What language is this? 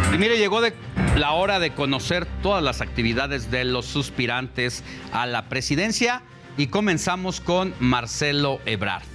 Spanish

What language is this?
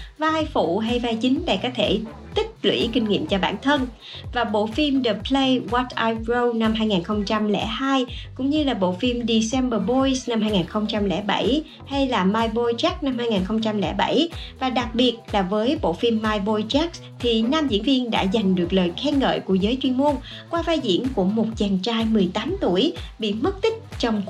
Vietnamese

